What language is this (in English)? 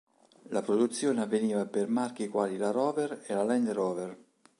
Italian